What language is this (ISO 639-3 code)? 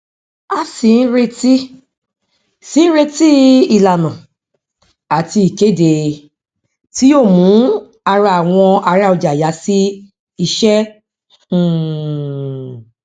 yor